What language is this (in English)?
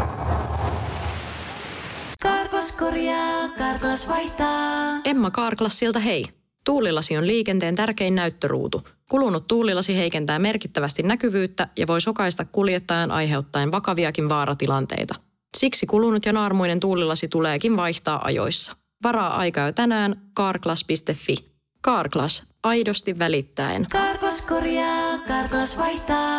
Finnish